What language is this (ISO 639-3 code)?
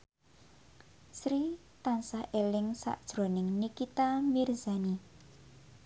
jav